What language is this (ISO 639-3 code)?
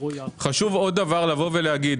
heb